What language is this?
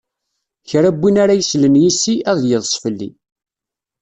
Kabyle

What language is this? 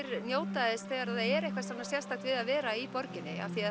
Icelandic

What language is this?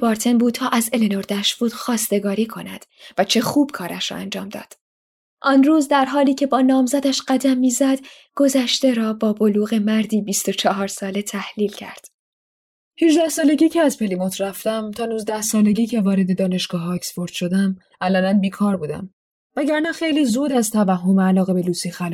Persian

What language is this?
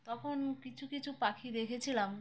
Bangla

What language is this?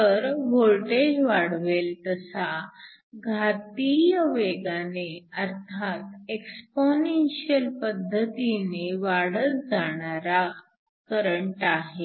Marathi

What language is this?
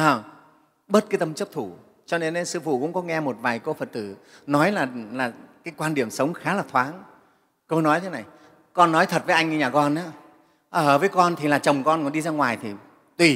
Vietnamese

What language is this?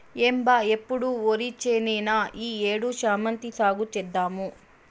Telugu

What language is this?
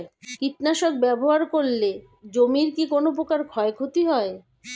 Bangla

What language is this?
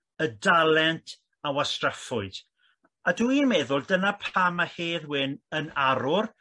Welsh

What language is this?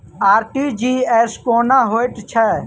Maithili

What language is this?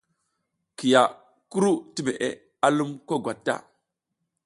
South Giziga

